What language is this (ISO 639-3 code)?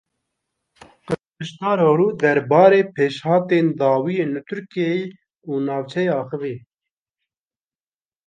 kur